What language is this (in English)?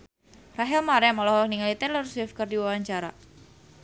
Sundanese